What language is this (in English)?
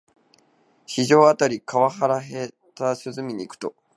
Japanese